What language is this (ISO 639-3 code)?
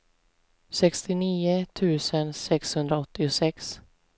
swe